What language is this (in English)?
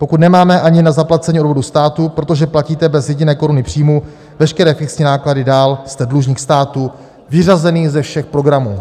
Czech